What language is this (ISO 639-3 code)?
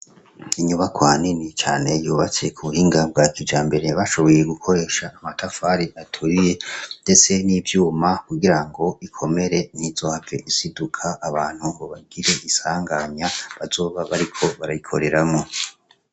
run